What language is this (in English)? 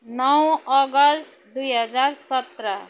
Nepali